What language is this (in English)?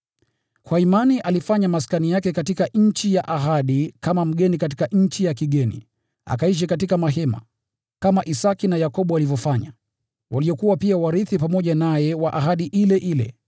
Swahili